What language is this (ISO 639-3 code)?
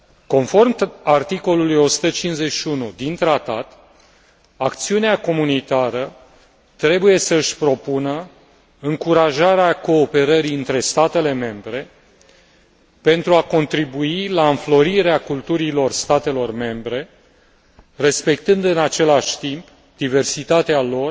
ron